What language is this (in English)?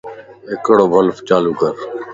Lasi